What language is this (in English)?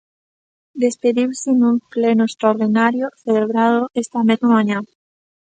Galician